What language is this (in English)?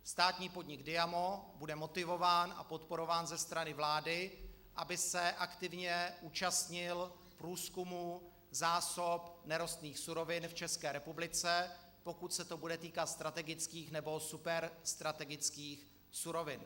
Czech